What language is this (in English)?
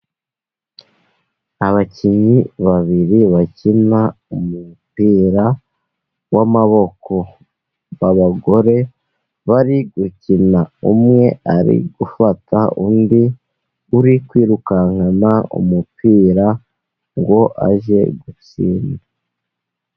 Kinyarwanda